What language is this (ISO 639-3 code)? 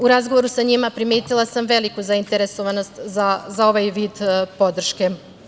srp